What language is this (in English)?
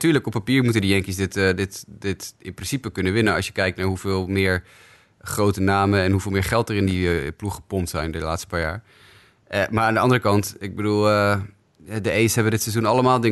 Dutch